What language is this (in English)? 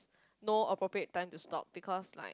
English